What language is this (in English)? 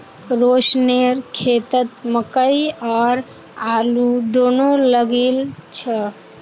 Magahi